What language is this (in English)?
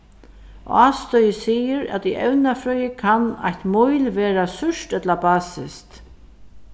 Faroese